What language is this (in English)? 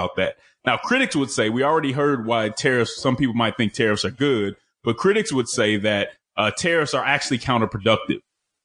English